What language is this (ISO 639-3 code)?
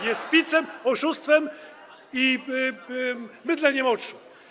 pol